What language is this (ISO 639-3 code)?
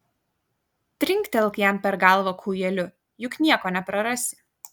lit